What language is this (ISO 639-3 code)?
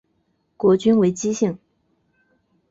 zho